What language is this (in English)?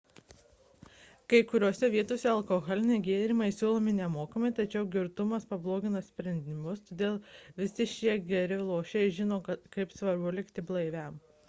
Lithuanian